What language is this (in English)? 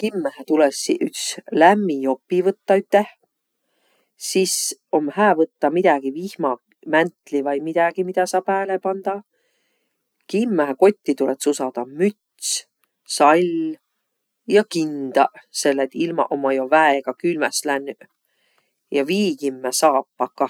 Võro